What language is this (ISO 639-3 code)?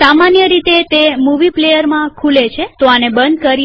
guj